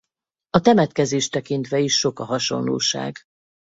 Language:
Hungarian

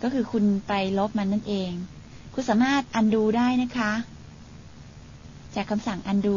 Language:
Thai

